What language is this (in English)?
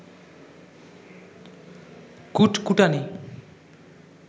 Bangla